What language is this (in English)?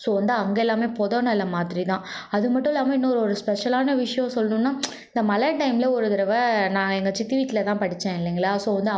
Tamil